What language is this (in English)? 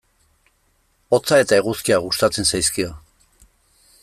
Basque